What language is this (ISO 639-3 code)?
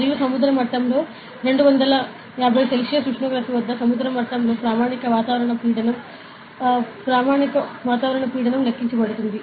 tel